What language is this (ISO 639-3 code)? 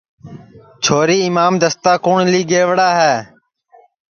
ssi